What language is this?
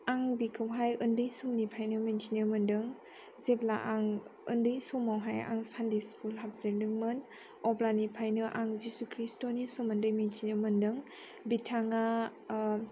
Bodo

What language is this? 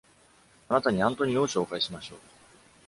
Japanese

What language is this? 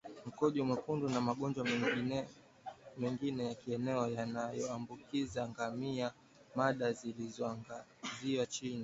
Swahili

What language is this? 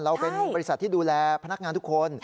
Thai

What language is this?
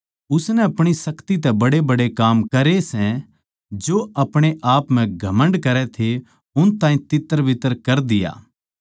Haryanvi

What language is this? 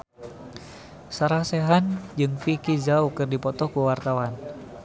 Sundanese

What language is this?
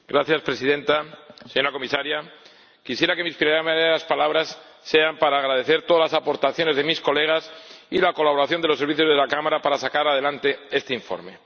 Spanish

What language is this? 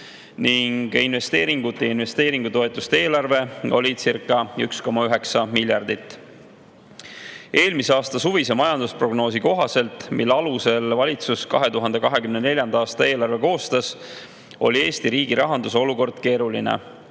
Estonian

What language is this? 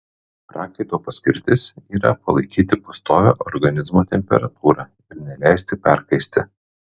Lithuanian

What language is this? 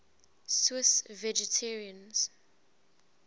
English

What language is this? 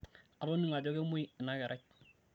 Masai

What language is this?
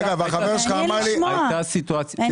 Hebrew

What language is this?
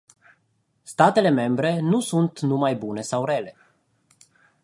Romanian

